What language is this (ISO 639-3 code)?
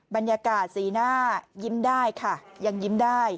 tha